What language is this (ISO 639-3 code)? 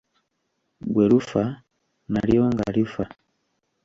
lug